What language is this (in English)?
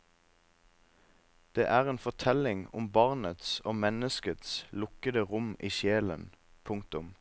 Norwegian